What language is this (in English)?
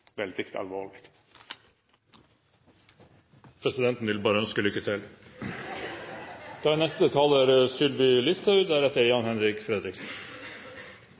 Norwegian